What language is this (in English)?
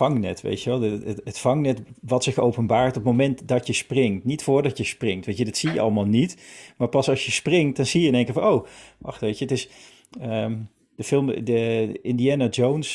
Dutch